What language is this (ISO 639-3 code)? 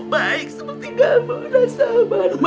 ind